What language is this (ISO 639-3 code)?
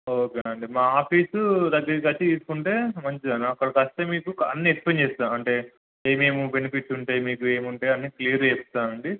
tel